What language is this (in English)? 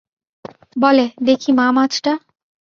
Bangla